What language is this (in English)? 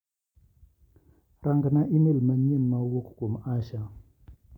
Luo (Kenya and Tanzania)